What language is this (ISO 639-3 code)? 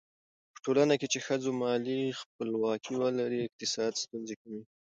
pus